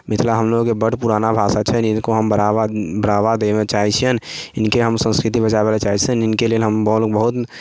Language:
Maithili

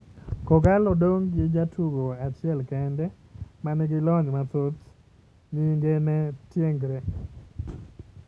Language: Luo (Kenya and Tanzania)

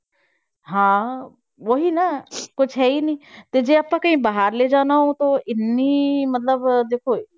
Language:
Punjabi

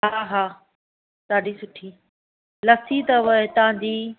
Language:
Sindhi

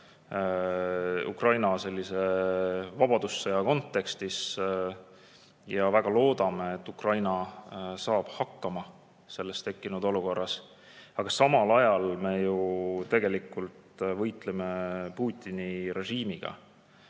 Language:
Estonian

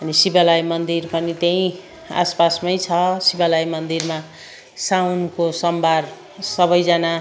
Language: Nepali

